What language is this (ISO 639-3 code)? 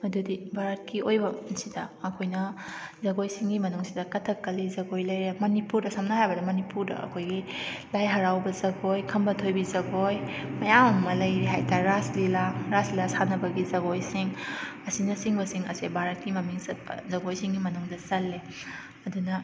mni